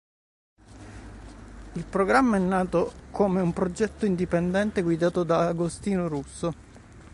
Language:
Italian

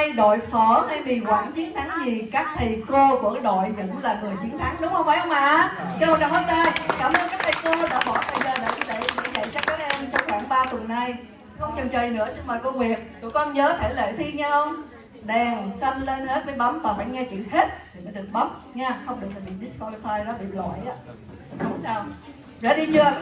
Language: Vietnamese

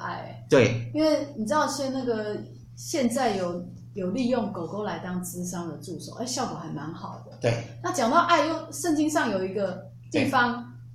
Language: Chinese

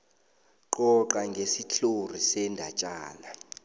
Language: South Ndebele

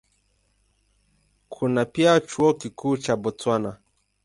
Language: Swahili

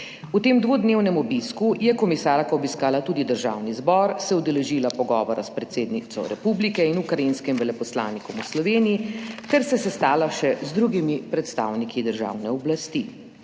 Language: Slovenian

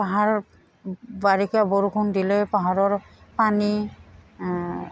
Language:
Assamese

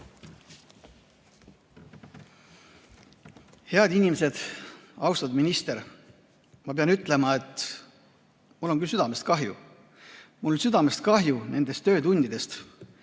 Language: Estonian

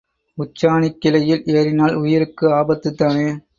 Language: Tamil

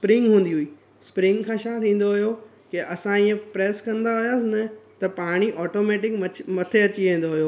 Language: Sindhi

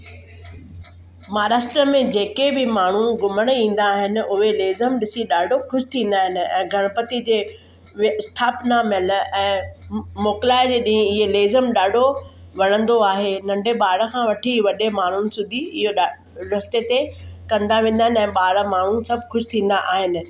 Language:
Sindhi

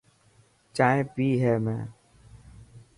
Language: Dhatki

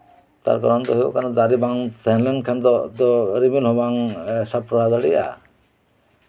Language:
Santali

